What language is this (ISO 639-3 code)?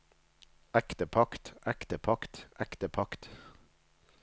nor